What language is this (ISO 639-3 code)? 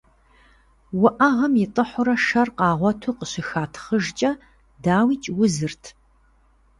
kbd